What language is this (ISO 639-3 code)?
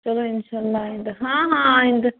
kas